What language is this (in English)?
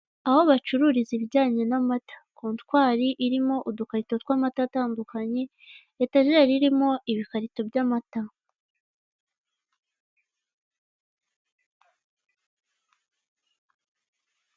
Kinyarwanda